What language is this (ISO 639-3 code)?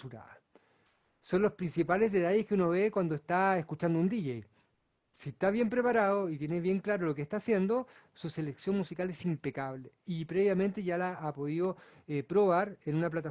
spa